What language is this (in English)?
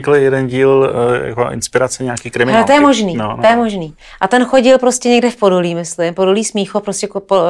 Czech